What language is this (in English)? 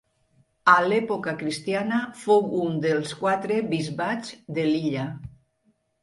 Catalan